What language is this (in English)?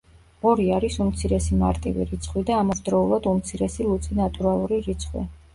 Georgian